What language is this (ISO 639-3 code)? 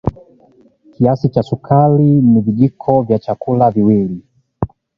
swa